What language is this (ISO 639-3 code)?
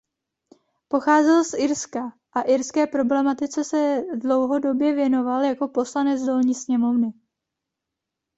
ces